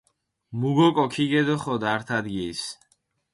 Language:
Mingrelian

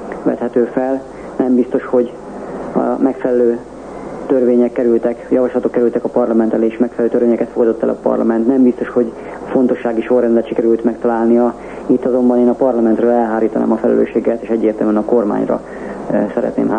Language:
Hungarian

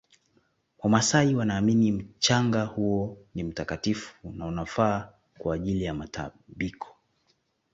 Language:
Swahili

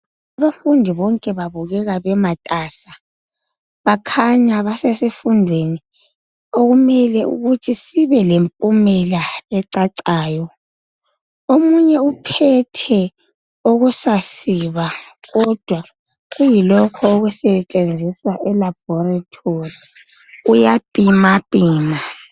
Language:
North Ndebele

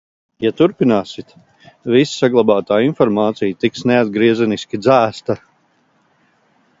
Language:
Latvian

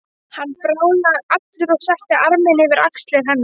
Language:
Icelandic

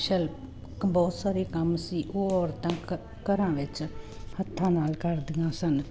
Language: Punjabi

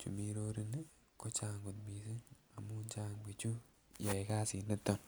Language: Kalenjin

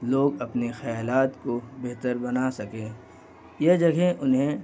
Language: Urdu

